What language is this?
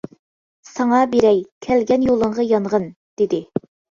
Uyghur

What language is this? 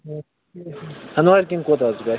Kashmiri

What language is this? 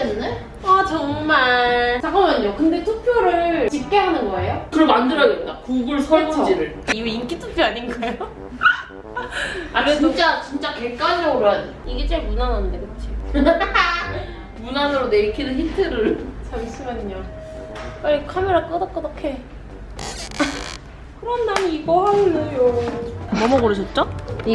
Korean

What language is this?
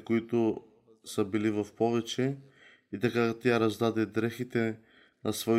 Bulgarian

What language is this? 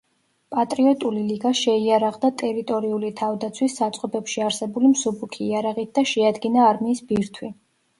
Georgian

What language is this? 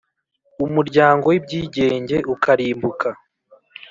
Kinyarwanda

